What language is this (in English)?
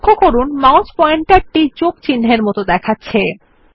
Bangla